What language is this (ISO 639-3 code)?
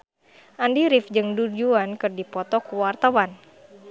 sun